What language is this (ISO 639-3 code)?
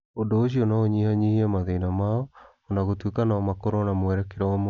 kik